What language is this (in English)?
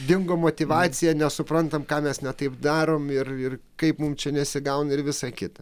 Lithuanian